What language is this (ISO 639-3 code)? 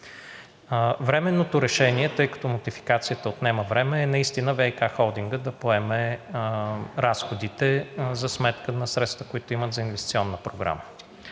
bul